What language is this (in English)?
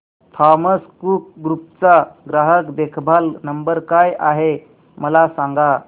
Marathi